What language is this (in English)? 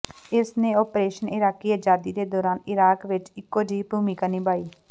Punjabi